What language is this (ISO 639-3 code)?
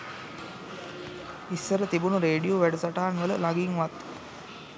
sin